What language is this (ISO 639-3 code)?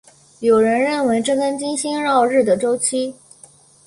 zho